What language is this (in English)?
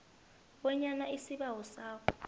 South Ndebele